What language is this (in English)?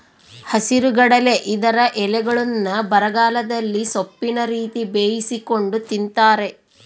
Kannada